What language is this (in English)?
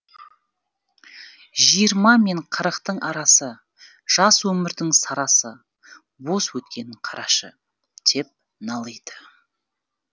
Kazakh